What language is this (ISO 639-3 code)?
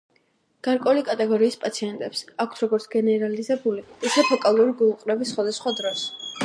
kat